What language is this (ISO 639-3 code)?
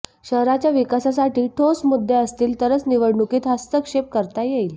mar